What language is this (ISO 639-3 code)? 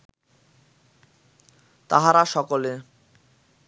ben